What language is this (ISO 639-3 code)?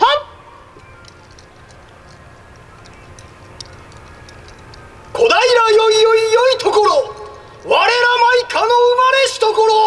jpn